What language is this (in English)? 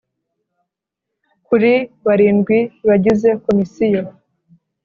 Kinyarwanda